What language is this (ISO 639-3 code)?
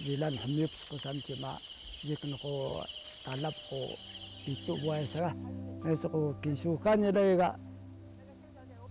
ara